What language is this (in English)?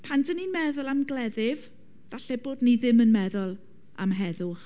Welsh